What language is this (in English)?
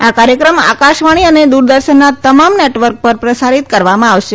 Gujarati